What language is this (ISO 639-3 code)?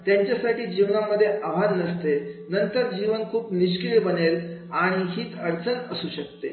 mar